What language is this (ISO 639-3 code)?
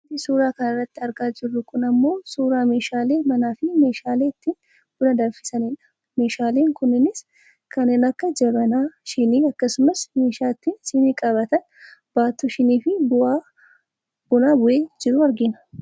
orm